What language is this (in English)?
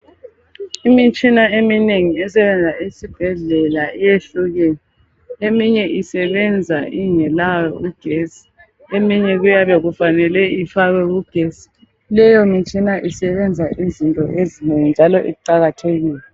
North Ndebele